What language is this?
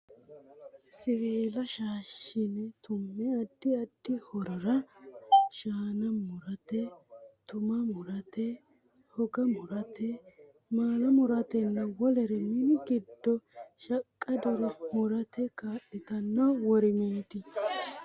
Sidamo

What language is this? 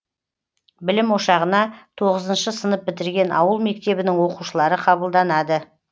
Kazakh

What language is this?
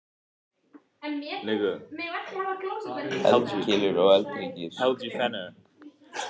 Icelandic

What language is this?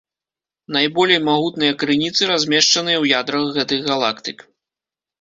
Belarusian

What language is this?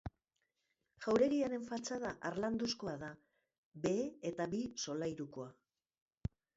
Basque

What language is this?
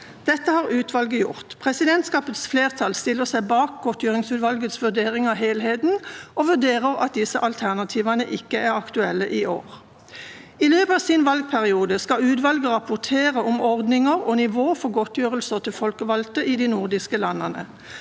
Norwegian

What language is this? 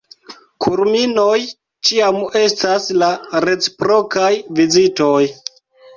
Esperanto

